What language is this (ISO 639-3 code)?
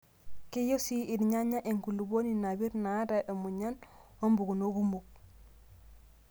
mas